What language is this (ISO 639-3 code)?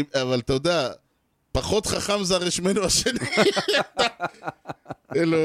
heb